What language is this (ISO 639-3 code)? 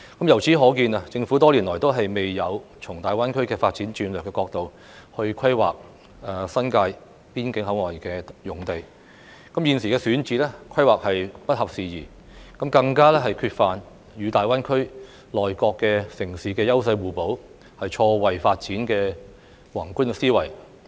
yue